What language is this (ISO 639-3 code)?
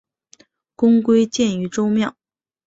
zho